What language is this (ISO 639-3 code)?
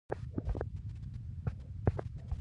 pus